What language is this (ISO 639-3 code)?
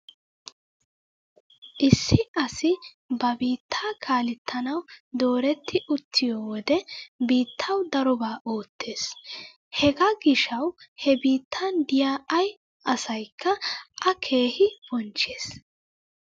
wal